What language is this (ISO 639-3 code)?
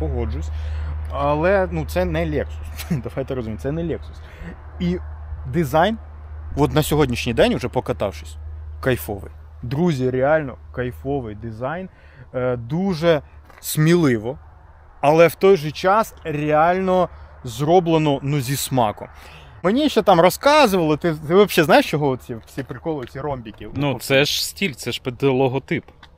ukr